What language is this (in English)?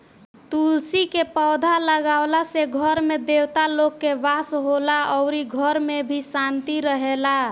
Bhojpuri